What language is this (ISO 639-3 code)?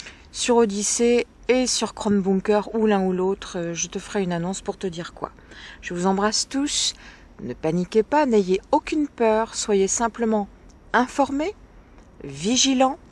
fra